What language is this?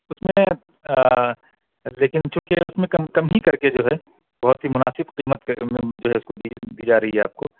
Urdu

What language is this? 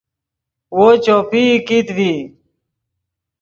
Yidgha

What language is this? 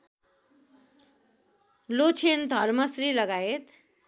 Nepali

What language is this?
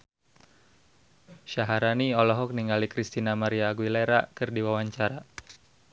Sundanese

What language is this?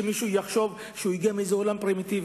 Hebrew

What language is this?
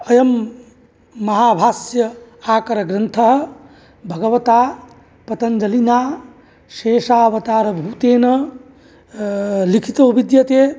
Sanskrit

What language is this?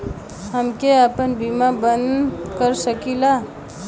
Bhojpuri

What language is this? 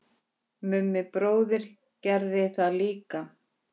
Icelandic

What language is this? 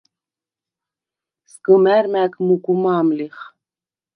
Svan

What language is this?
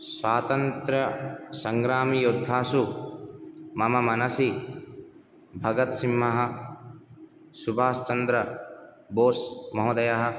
Sanskrit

